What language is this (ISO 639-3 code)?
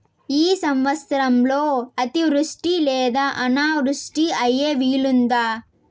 tel